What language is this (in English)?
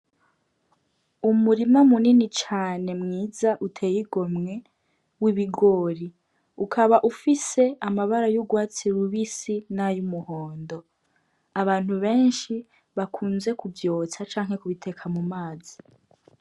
Rundi